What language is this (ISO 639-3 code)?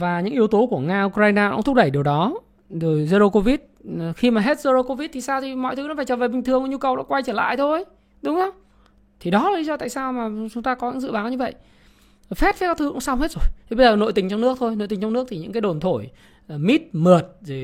vie